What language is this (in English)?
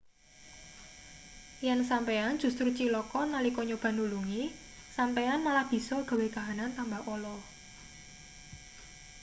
Javanese